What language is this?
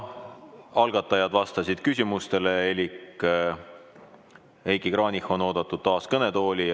Estonian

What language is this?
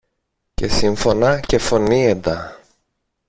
Greek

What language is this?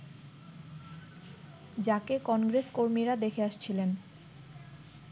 Bangla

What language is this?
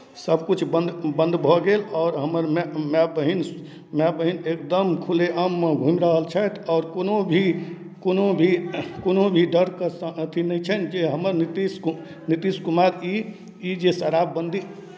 Maithili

